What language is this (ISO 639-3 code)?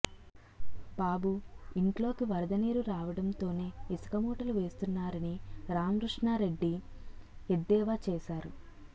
tel